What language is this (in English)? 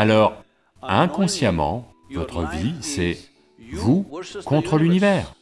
French